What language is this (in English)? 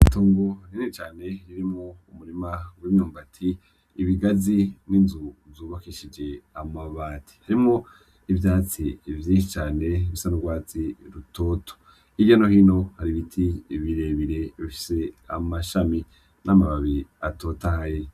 Rundi